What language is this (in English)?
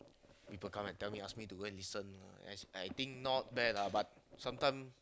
English